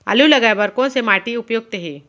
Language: Chhattisgarhi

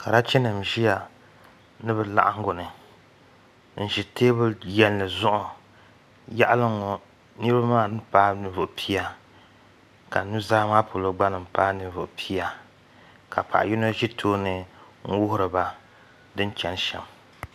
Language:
Dagbani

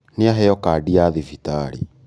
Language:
Kikuyu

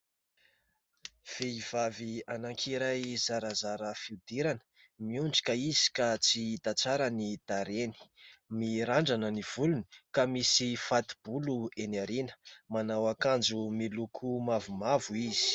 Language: Malagasy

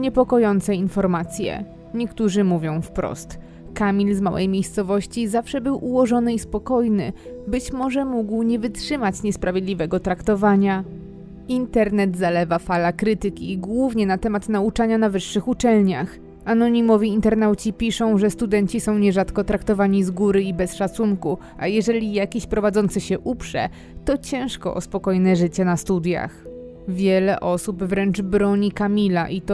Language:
Polish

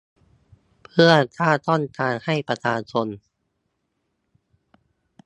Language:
Thai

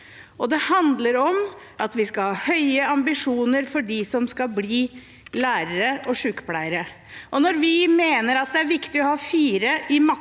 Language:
Norwegian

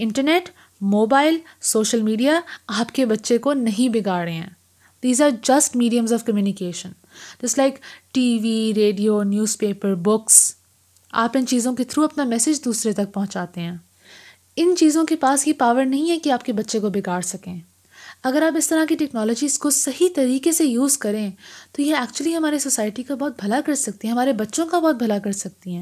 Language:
Urdu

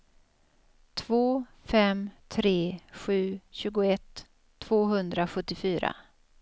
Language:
Swedish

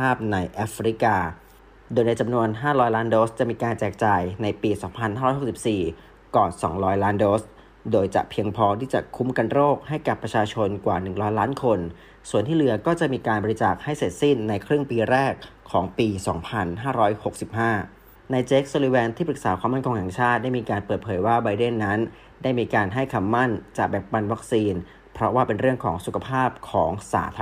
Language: Thai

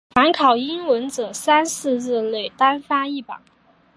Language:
Chinese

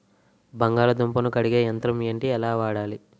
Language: Telugu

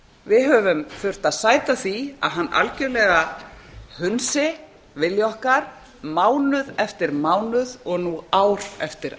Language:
Icelandic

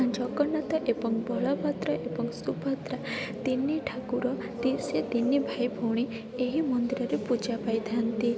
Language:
Odia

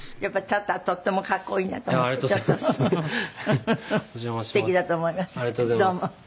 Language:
Japanese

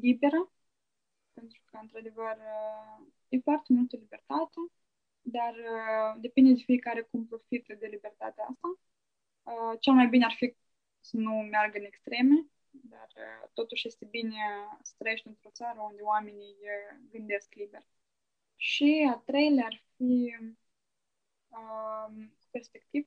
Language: Romanian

